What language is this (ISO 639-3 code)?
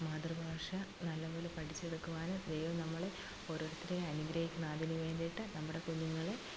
mal